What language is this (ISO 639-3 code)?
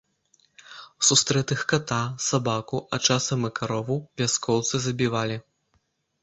bel